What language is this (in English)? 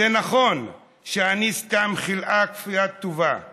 Hebrew